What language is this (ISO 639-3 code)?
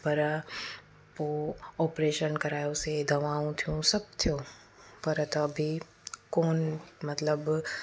snd